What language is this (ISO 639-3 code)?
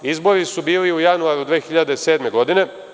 srp